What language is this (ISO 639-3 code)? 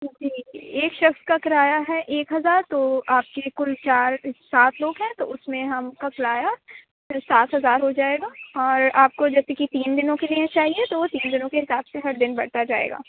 urd